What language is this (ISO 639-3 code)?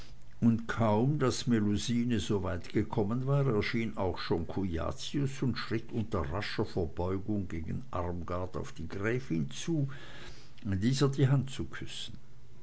deu